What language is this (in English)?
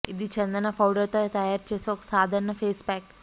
Telugu